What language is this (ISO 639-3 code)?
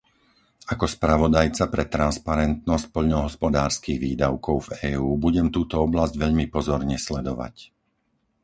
slk